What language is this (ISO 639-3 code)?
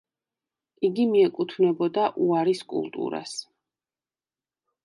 kat